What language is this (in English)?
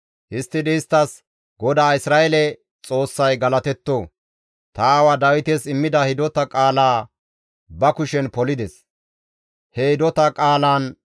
Gamo